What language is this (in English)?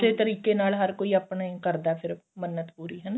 Punjabi